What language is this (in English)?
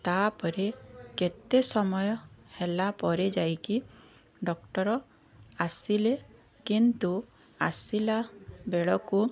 Odia